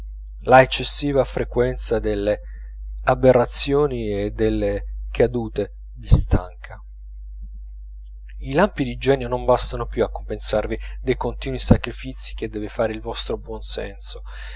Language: Italian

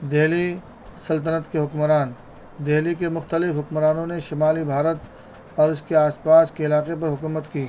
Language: Urdu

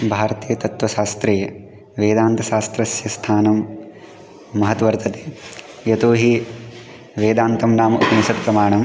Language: Sanskrit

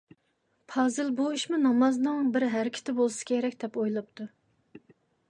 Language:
Uyghur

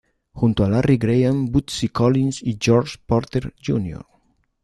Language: Spanish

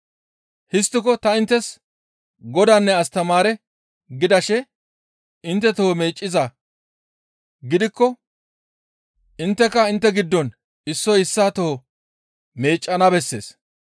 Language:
Gamo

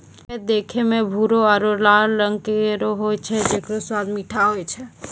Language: Maithili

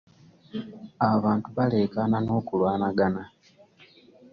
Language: Ganda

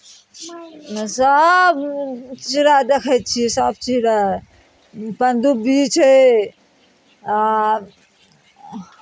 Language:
Maithili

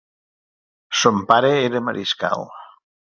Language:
Catalan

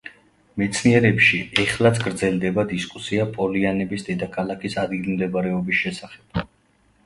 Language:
Georgian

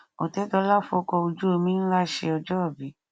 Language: Yoruba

